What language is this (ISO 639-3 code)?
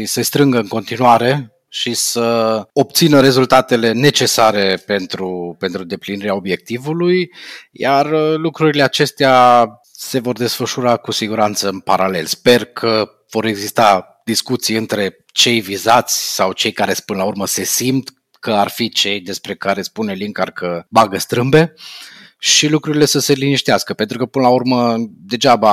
ron